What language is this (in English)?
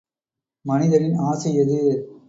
Tamil